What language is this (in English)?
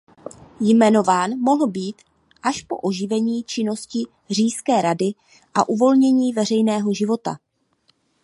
Czech